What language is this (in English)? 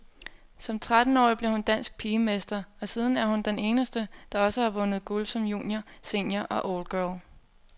Danish